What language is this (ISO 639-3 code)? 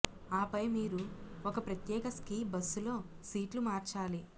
tel